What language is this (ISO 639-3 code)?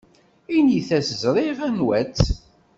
kab